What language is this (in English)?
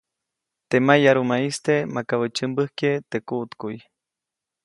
Copainalá Zoque